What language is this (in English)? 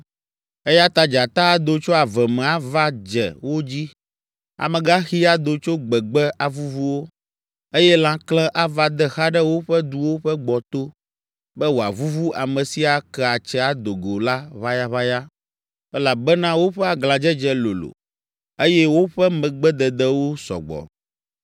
Ewe